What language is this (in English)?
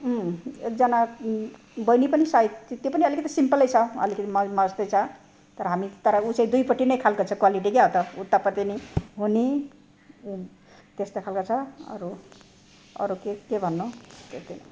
Nepali